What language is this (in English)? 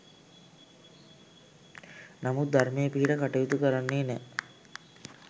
Sinhala